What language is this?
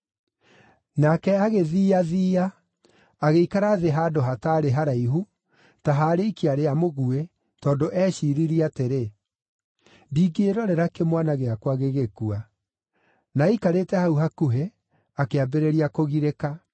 Kikuyu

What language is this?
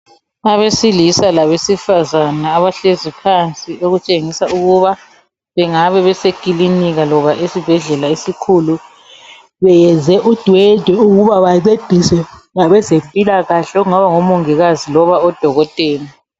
North Ndebele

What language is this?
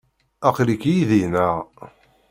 Kabyle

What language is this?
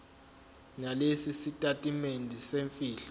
Zulu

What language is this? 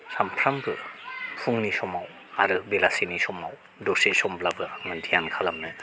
Bodo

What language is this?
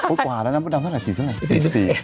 Thai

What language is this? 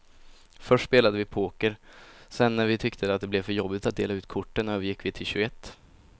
Swedish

